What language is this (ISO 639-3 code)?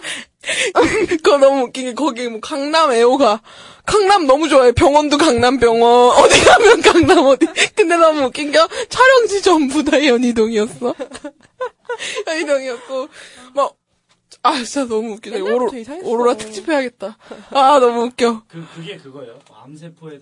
kor